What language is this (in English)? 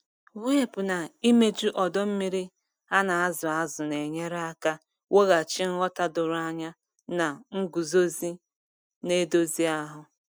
Igbo